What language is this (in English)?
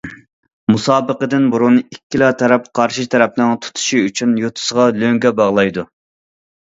Uyghur